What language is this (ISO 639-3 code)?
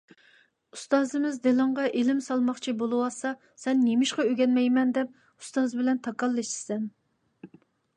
uig